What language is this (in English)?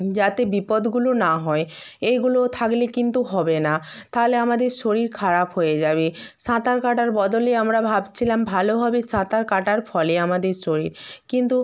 Bangla